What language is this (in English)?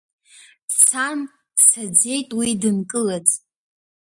Abkhazian